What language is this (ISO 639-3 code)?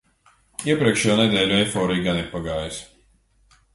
lav